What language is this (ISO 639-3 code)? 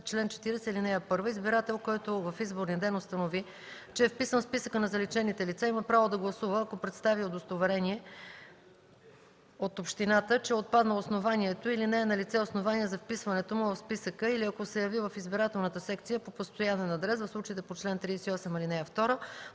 bul